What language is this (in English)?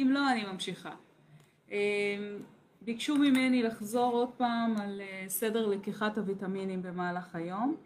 Hebrew